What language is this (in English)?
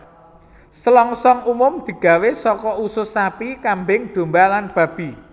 Javanese